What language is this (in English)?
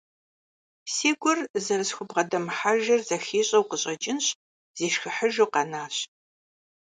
Kabardian